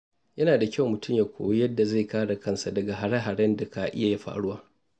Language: Hausa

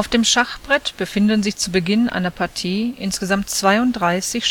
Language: German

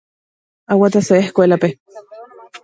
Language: Guarani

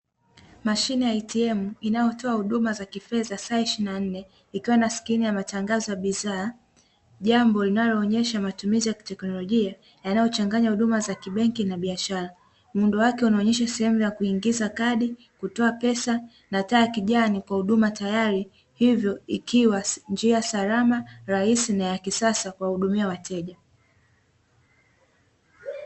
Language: Swahili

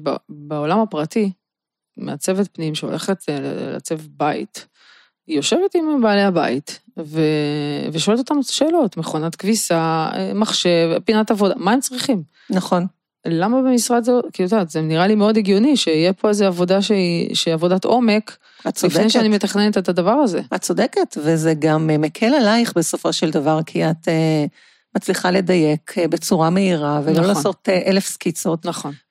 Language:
Hebrew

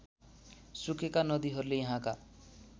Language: Nepali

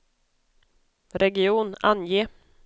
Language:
Swedish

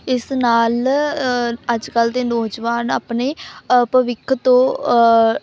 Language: Punjabi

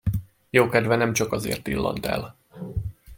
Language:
Hungarian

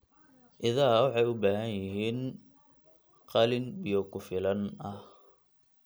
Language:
Somali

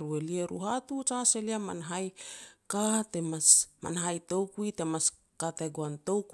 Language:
Petats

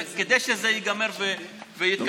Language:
Hebrew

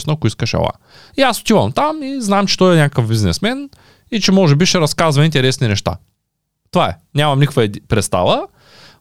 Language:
Bulgarian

